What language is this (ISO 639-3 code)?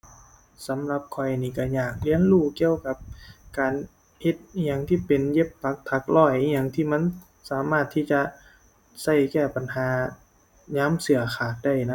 tha